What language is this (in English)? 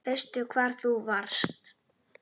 Icelandic